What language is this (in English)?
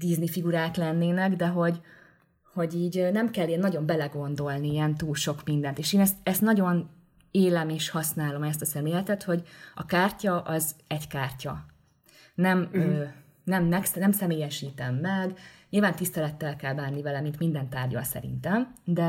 Hungarian